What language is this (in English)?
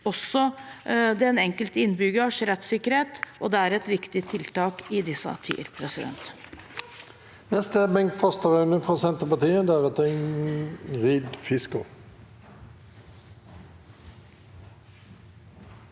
Norwegian